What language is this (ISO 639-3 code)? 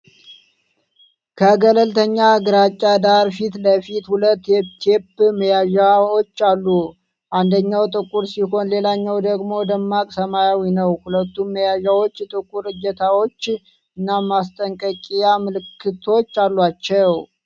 amh